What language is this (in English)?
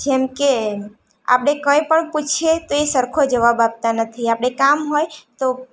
Gujarati